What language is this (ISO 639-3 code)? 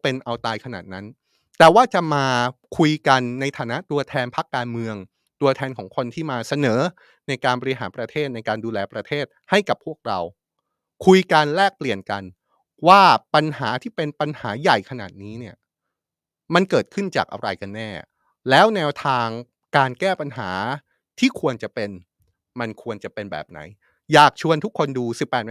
tha